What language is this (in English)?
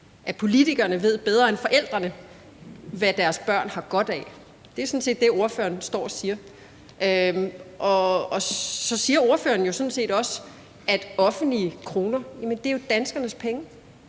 Danish